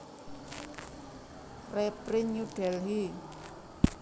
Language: Javanese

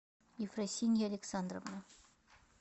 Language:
Russian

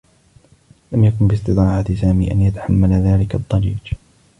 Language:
Arabic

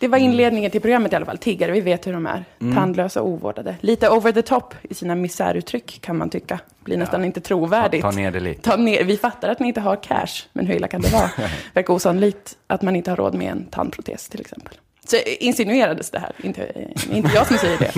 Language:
Swedish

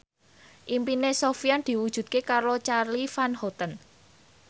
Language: Javanese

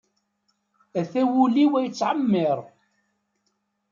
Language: Kabyle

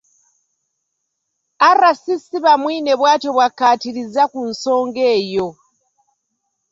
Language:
Ganda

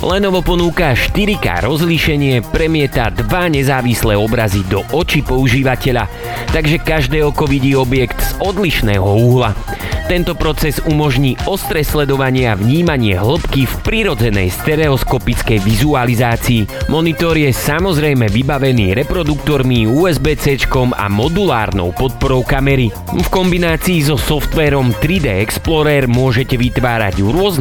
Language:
Slovak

